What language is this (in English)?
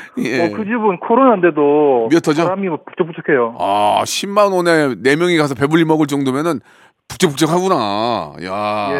Korean